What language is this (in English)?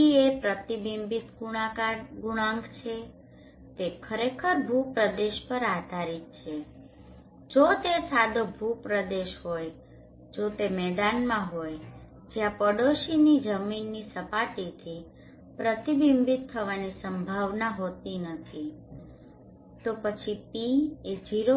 Gujarati